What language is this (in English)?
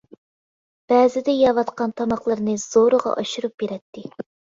Uyghur